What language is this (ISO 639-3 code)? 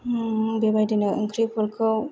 brx